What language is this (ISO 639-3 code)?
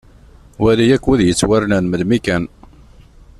kab